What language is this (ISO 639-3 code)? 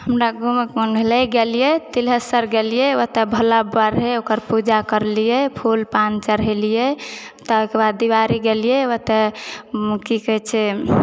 mai